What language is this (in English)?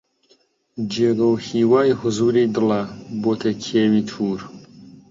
Central Kurdish